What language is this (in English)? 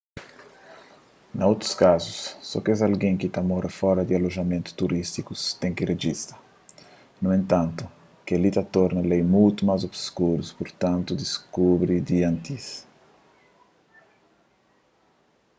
Kabuverdianu